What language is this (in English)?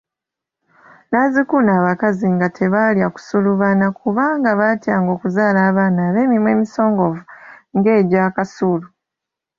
Ganda